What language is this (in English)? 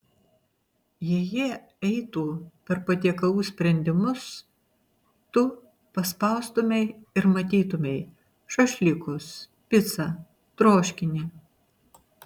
Lithuanian